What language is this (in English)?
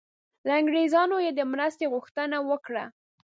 Pashto